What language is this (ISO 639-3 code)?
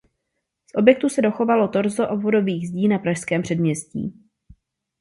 ces